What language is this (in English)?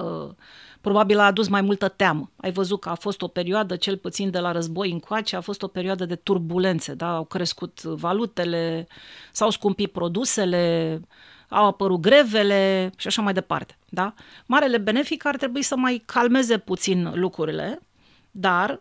Romanian